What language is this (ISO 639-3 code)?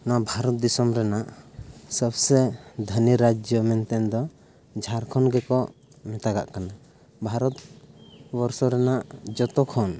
sat